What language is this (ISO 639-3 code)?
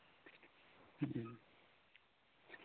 sat